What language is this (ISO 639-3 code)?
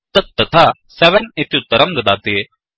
san